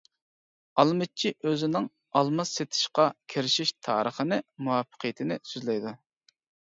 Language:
Uyghur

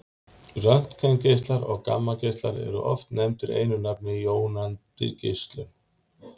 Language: Icelandic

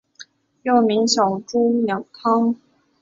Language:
Chinese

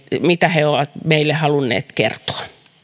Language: Finnish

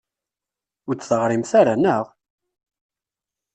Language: Kabyle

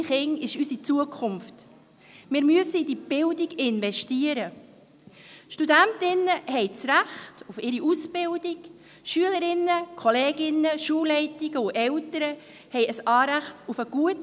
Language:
Swiss German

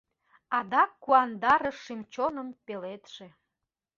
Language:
Mari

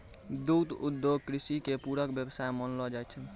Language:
Maithili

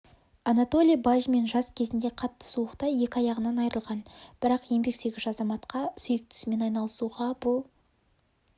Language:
Kazakh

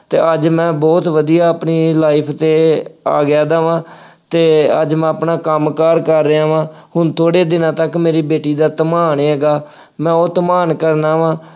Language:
Punjabi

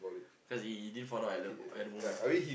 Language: English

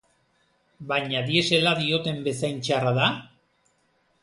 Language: Basque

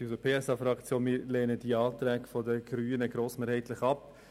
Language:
Swiss German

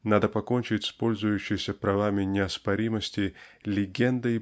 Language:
Russian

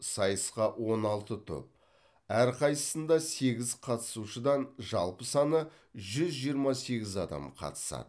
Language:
Kazakh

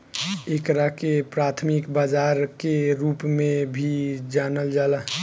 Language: Bhojpuri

